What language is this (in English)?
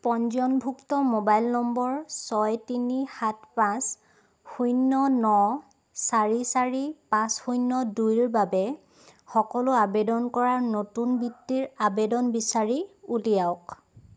Assamese